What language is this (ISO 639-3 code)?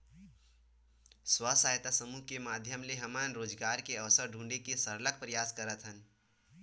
hne